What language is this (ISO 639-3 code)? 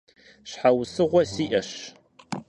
kbd